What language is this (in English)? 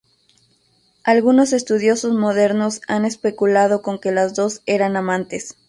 Spanish